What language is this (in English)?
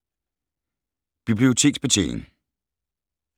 Danish